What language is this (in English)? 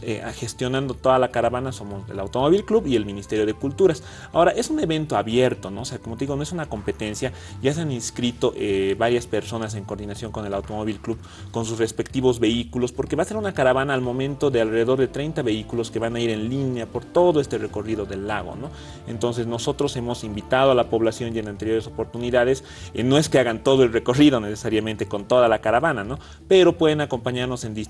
Spanish